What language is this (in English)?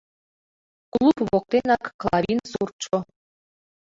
Mari